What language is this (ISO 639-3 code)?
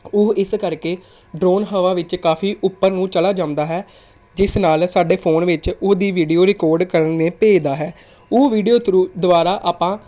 pan